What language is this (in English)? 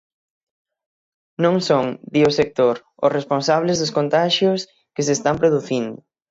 Galician